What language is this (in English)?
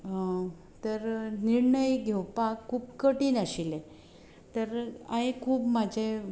Konkani